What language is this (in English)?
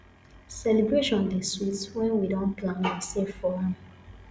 Nigerian Pidgin